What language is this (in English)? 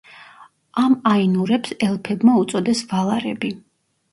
Georgian